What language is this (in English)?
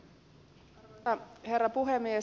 Finnish